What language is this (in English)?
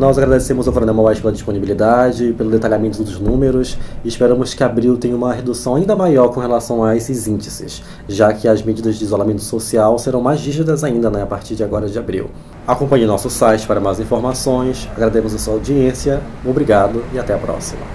Portuguese